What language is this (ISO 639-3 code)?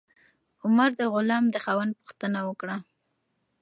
pus